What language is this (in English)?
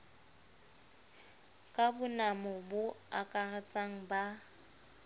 Southern Sotho